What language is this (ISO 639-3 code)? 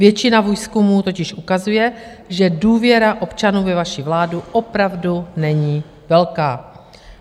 ces